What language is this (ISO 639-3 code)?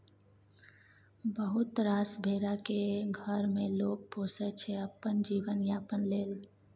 mai